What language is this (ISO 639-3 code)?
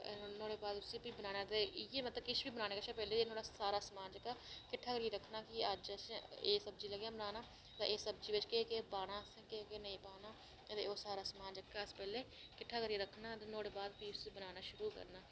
doi